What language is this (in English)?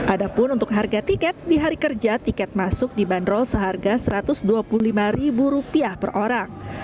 Indonesian